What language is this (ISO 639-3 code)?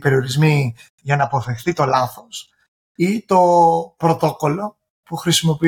ell